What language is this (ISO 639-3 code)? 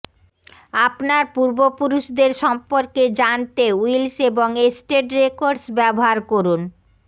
ben